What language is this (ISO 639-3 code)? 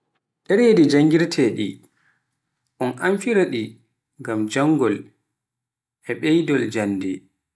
fuf